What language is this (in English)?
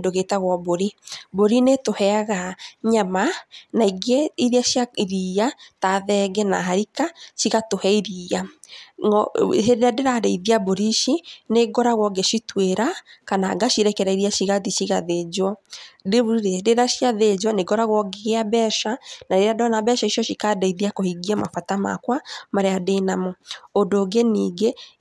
Kikuyu